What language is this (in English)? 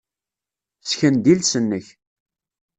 Kabyle